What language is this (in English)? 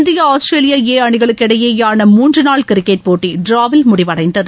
Tamil